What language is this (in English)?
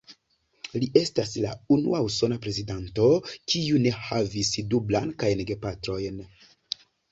Esperanto